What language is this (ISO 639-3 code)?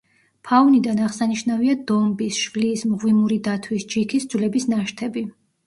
kat